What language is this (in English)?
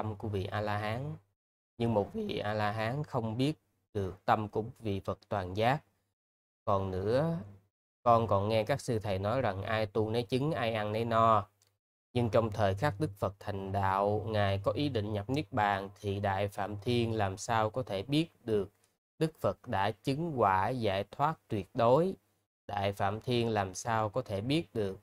Vietnamese